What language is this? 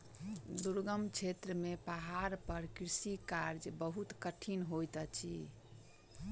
Maithili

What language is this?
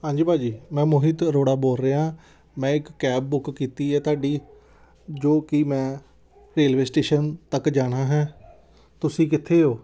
Punjabi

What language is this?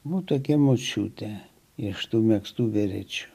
Lithuanian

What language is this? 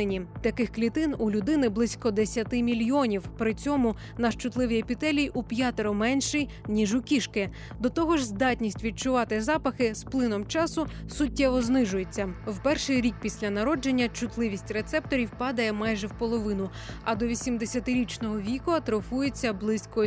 Ukrainian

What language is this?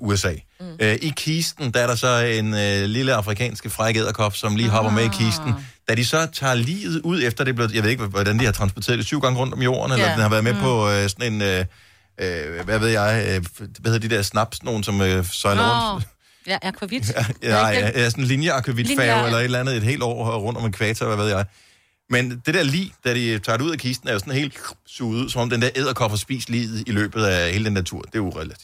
Danish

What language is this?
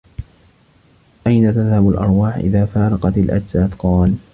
Arabic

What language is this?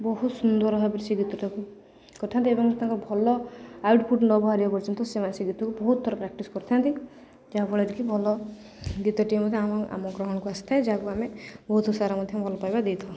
Odia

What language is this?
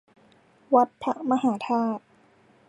Thai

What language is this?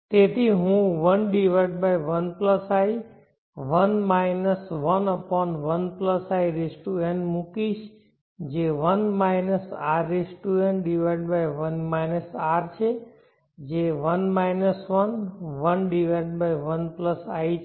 Gujarati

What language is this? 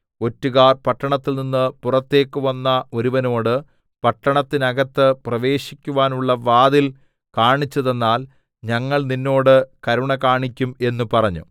Malayalam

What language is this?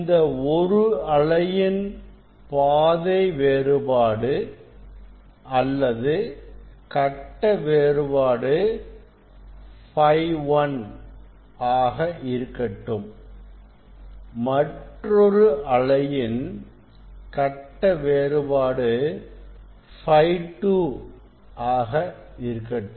Tamil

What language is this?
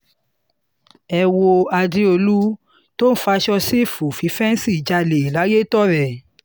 Yoruba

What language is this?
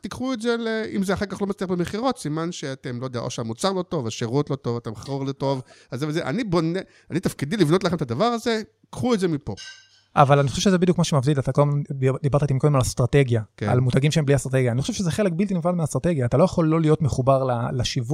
Hebrew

